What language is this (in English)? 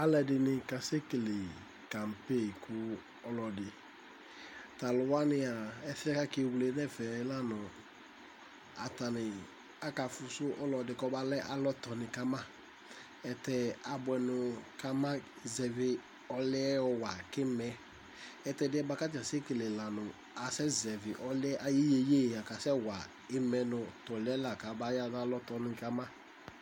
Ikposo